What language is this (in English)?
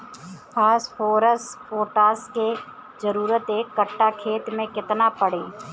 Bhojpuri